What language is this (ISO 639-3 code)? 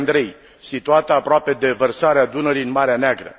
ron